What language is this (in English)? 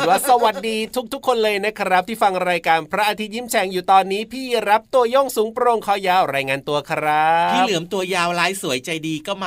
Thai